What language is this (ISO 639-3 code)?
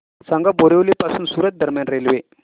mar